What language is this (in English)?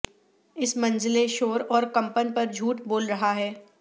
Urdu